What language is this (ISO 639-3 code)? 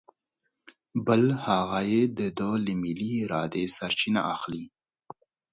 pus